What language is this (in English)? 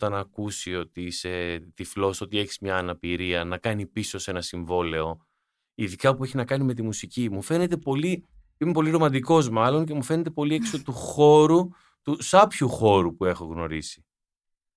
Greek